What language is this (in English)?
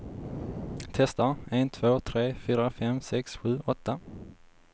Swedish